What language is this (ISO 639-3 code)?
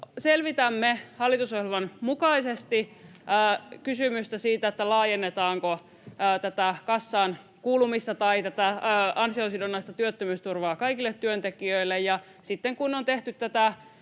fin